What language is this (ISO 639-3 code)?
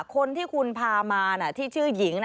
tha